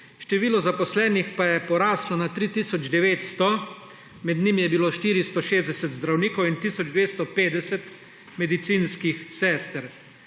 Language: Slovenian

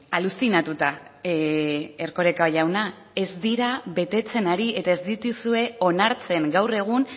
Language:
Basque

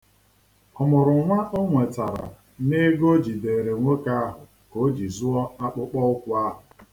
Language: Igbo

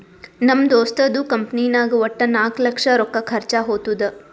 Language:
Kannada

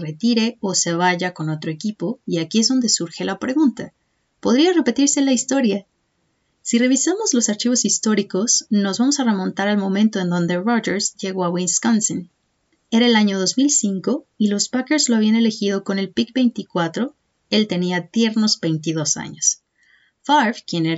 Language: Spanish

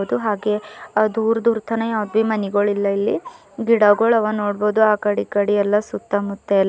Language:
Kannada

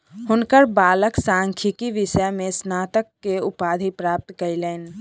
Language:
Maithili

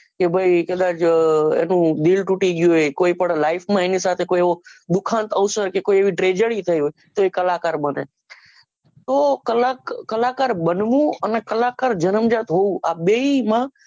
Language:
Gujarati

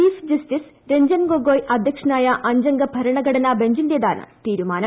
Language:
Malayalam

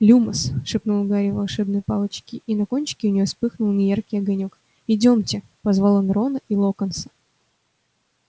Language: Russian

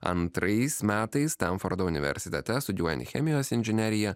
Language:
Lithuanian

